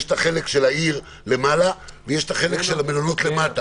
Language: Hebrew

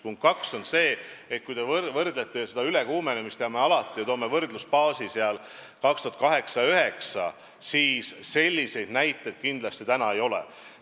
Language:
Estonian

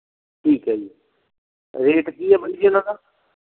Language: Punjabi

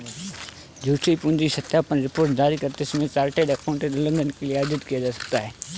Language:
Hindi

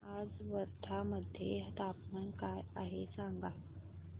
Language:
Marathi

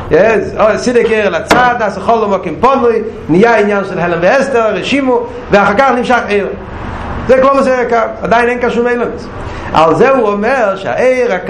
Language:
Hebrew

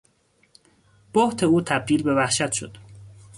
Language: Persian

